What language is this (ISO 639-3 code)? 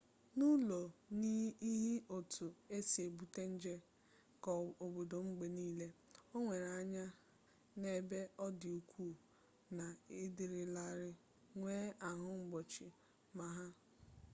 ibo